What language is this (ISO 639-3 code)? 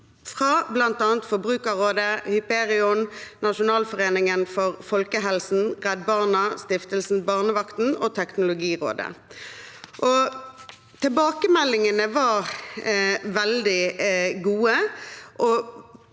nor